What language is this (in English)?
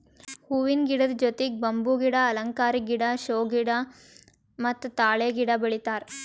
Kannada